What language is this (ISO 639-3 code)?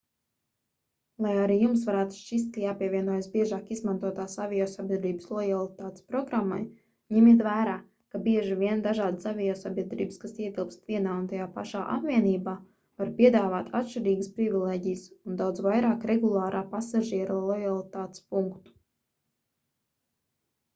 lav